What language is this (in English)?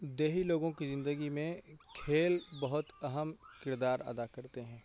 Urdu